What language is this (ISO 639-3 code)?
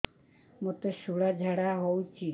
ori